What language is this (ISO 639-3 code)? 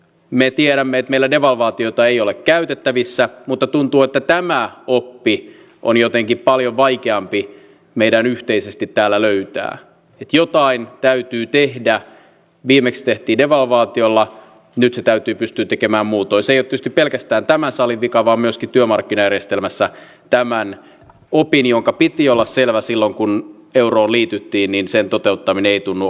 fin